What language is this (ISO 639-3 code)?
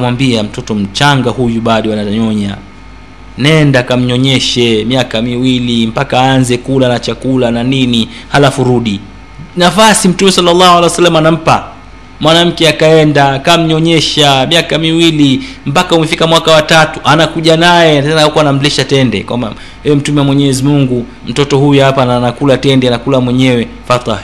swa